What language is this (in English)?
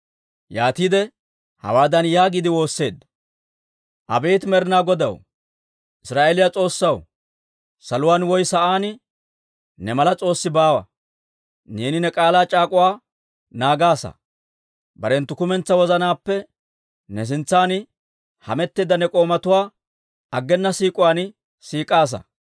Dawro